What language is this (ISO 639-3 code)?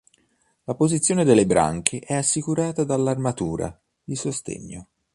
ita